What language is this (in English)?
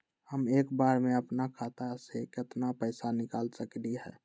Magahi